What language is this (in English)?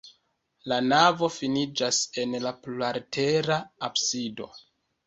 Esperanto